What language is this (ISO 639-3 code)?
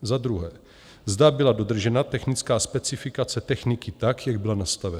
ces